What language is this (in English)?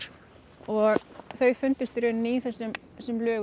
Icelandic